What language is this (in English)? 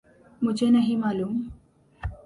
Urdu